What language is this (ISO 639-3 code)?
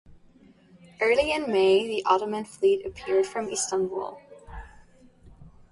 eng